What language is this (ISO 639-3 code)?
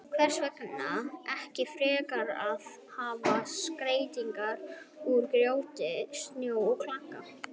isl